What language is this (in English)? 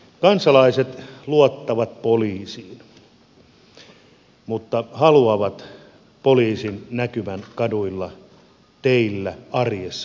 Finnish